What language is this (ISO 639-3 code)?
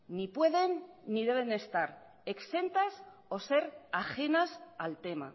spa